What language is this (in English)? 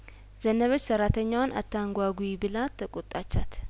Amharic